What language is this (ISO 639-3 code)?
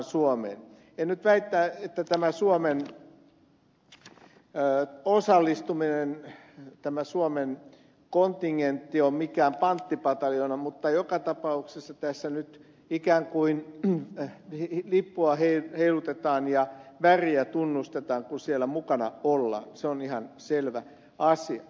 fin